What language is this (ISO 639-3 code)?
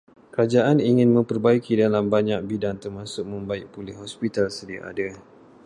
msa